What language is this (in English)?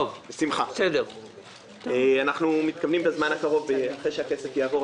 Hebrew